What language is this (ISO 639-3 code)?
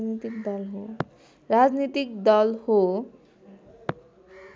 nep